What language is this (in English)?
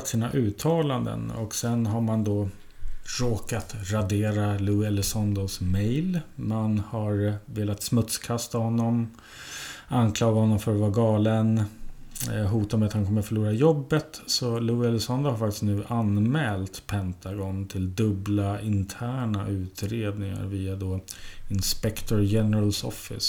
Swedish